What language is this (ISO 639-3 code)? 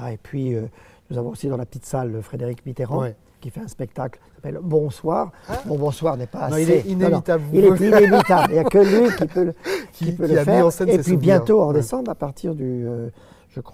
fra